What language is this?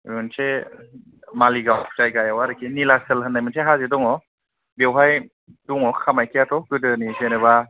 Bodo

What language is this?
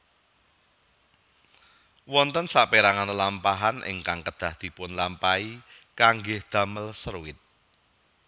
Javanese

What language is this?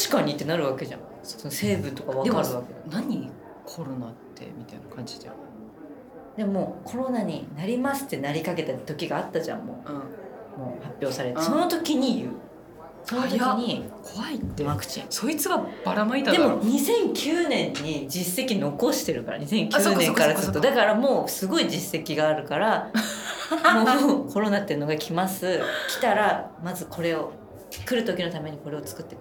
Japanese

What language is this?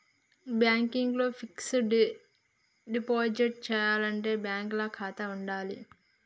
Telugu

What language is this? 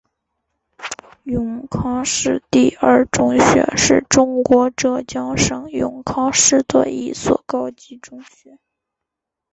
Chinese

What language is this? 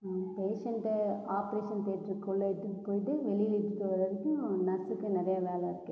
Tamil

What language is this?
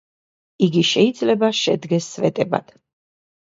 Georgian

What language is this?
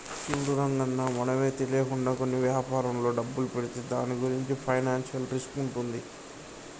Telugu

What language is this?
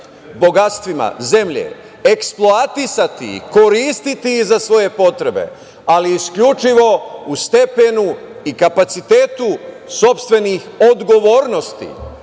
Serbian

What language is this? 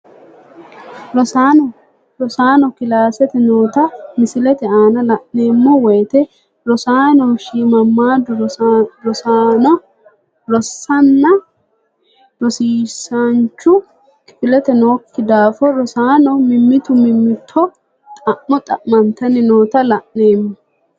Sidamo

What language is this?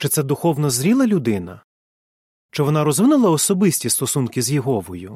Ukrainian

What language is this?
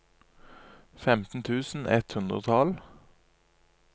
Norwegian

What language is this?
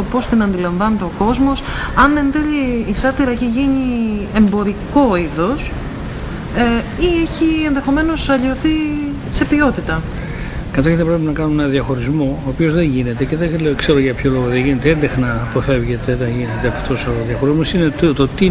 Greek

